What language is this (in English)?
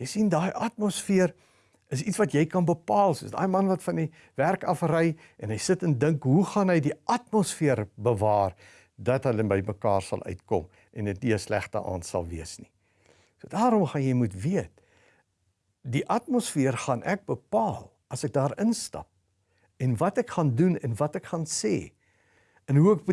Dutch